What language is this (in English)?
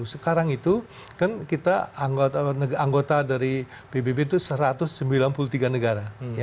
Indonesian